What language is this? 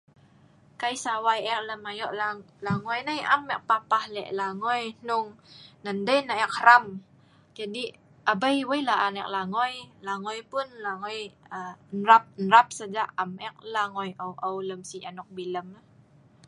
Sa'ban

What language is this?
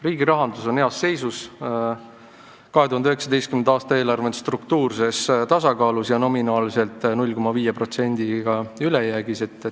Estonian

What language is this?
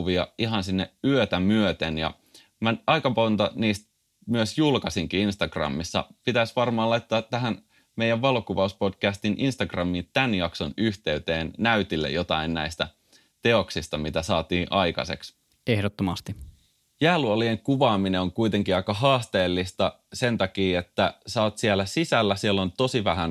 Finnish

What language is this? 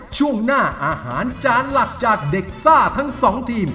Thai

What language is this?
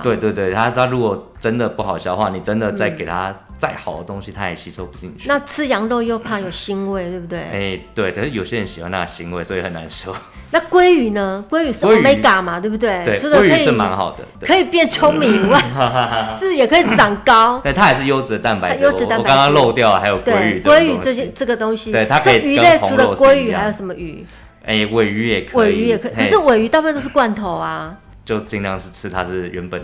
Chinese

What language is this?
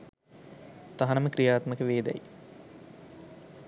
Sinhala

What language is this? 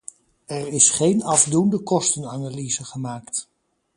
Dutch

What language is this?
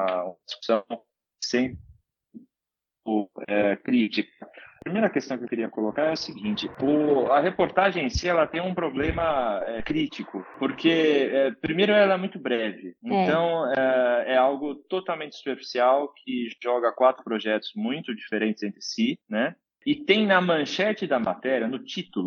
Portuguese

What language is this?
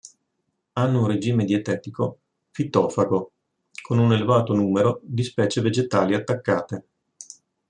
Italian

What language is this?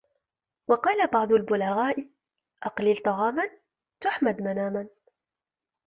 Arabic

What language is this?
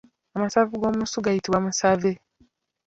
Ganda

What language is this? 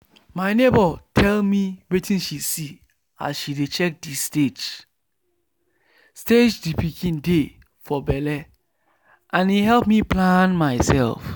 Nigerian Pidgin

